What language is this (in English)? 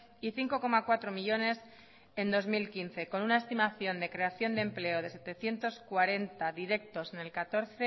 Spanish